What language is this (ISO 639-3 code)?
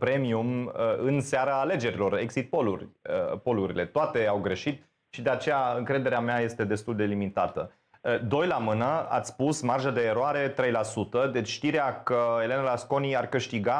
ron